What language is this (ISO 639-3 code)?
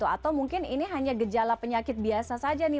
ind